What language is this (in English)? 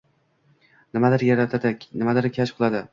Uzbek